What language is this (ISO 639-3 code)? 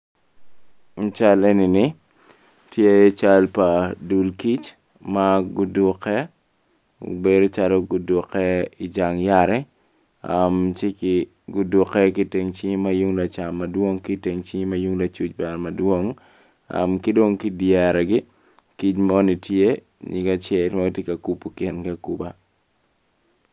ach